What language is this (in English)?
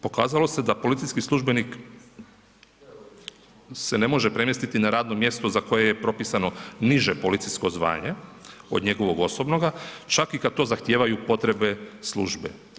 Croatian